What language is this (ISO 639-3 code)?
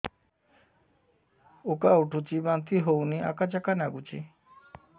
ori